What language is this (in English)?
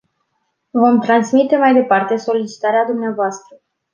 Romanian